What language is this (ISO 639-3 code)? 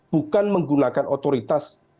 ind